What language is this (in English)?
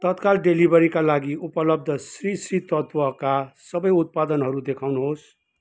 Nepali